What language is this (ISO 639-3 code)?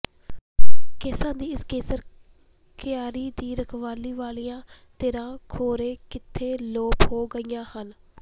pan